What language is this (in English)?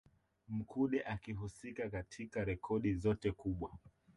Swahili